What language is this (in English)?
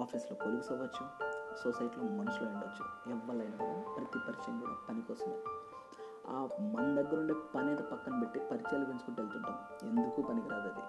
Telugu